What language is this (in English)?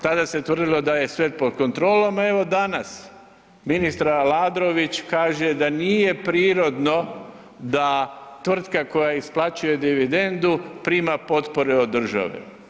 Croatian